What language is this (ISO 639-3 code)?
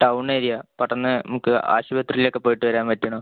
mal